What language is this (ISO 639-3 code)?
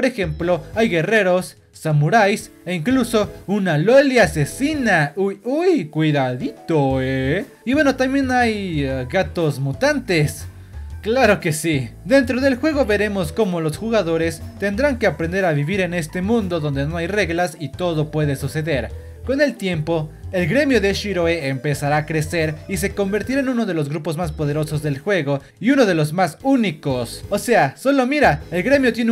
spa